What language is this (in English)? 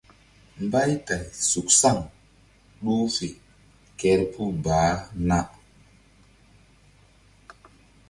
Mbum